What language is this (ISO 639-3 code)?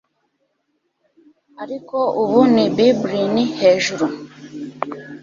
kin